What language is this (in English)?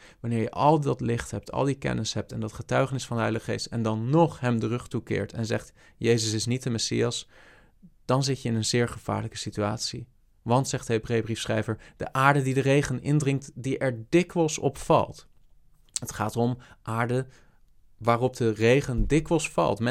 Dutch